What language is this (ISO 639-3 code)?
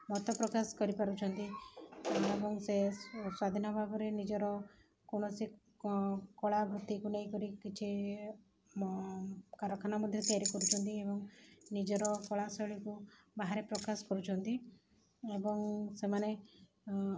ori